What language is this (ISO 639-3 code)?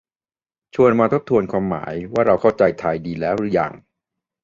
tha